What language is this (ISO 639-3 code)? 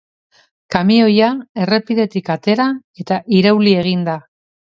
eus